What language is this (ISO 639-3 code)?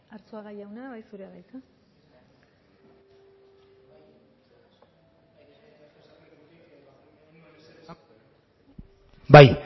eus